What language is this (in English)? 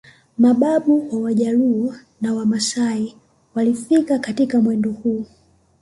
Swahili